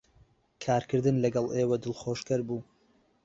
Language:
Central Kurdish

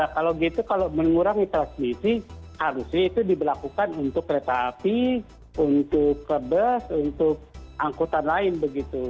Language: Indonesian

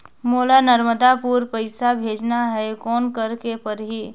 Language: Chhattisgarhi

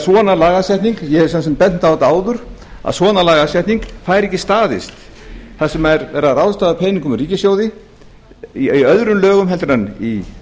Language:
Icelandic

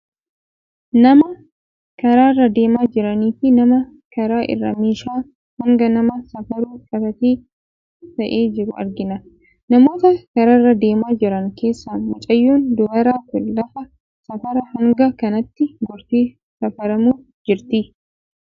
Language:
Oromo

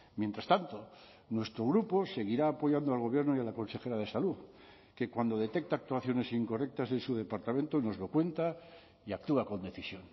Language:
Spanish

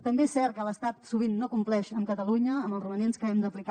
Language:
Catalan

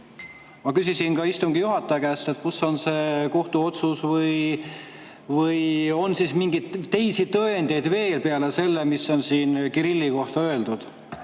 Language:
Estonian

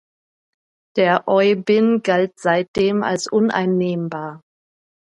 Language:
German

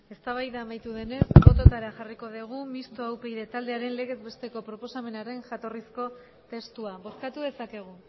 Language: Basque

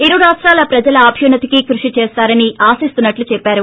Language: Telugu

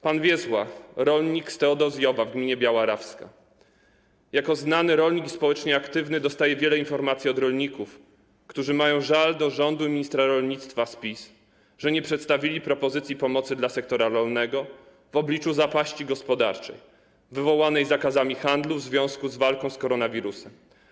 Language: Polish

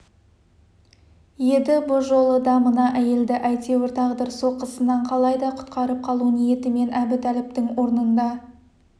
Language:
Kazakh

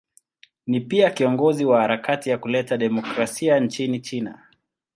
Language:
Swahili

